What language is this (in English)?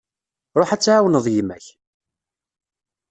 Kabyle